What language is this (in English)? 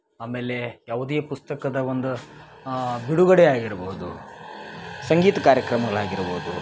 Kannada